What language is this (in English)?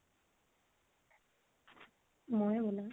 Assamese